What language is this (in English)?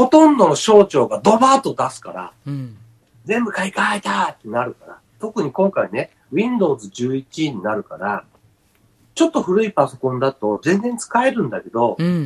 Japanese